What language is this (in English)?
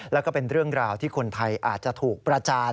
Thai